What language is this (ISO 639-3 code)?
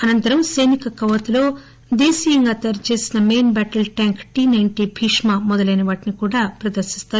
tel